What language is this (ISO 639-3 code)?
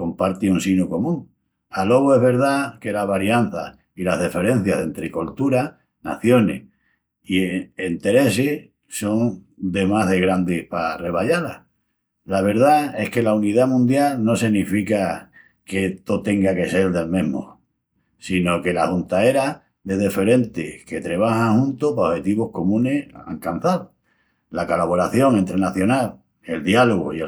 ext